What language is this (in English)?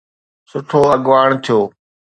Sindhi